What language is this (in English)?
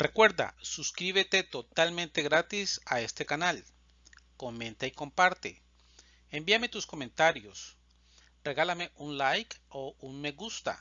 Spanish